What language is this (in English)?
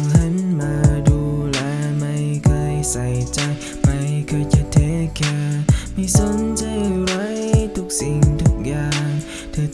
Thai